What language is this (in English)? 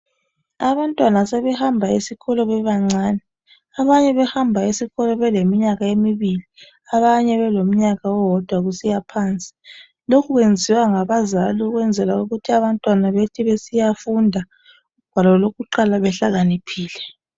North Ndebele